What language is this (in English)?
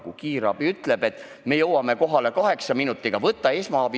Estonian